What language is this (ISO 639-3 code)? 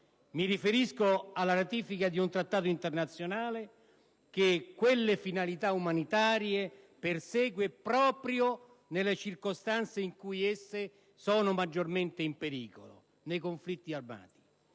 ita